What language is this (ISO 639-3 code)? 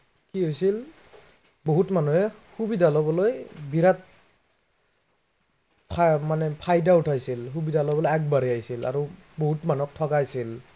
asm